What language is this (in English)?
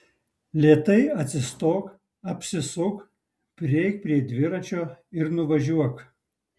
Lithuanian